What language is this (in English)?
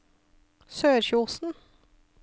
Norwegian